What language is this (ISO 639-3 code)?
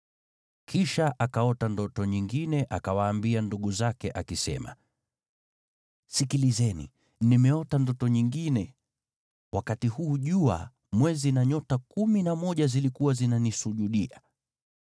swa